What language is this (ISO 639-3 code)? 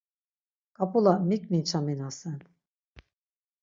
lzz